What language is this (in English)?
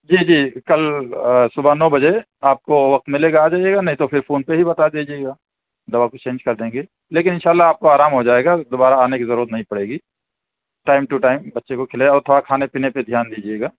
Urdu